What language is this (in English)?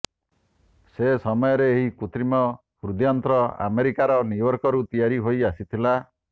Odia